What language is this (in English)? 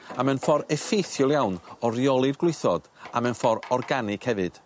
Welsh